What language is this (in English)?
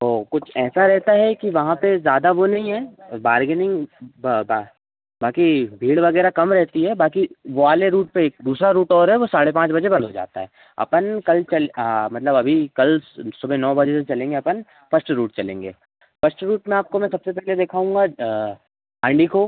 Hindi